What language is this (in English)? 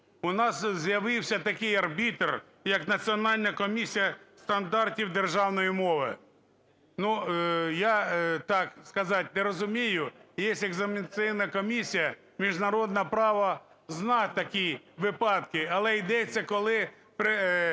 Ukrainian